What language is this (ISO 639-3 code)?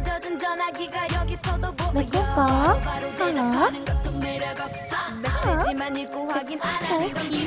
kor